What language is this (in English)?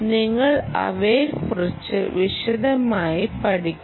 Malayalam